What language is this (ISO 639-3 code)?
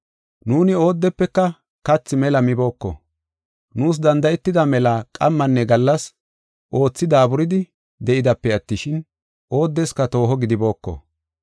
gof